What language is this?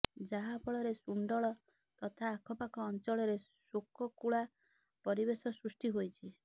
Odia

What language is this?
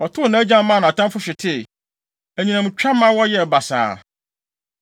Akan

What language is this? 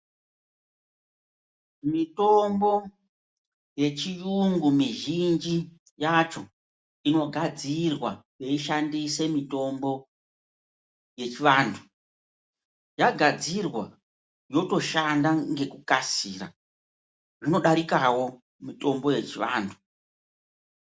Ndau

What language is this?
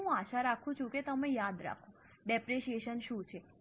Gujarati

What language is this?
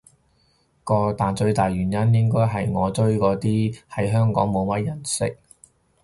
Cantonese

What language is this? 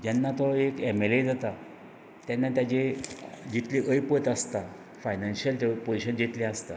Konkani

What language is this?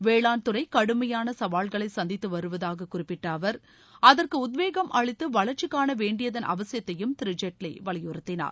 Tamil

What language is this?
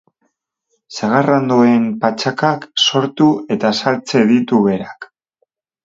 Basque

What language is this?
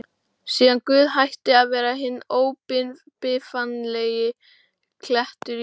Icelandic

